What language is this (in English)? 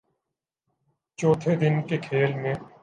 Urdu